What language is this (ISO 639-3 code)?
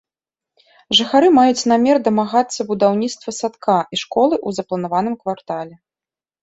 bel